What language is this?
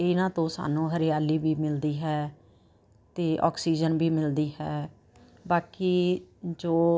Punjabi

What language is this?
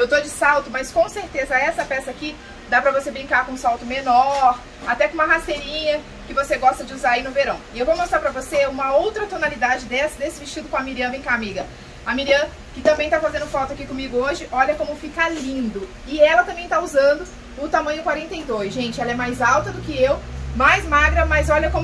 Portuguese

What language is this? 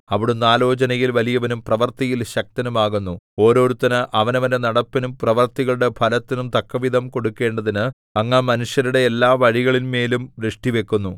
Malayalam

